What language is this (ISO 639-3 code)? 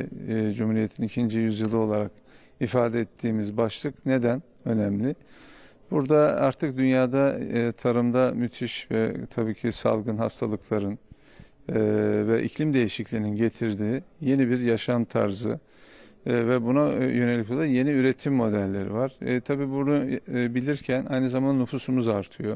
tur